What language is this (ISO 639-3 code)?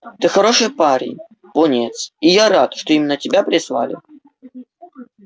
rus